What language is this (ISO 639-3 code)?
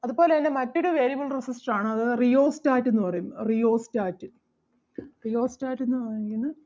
mal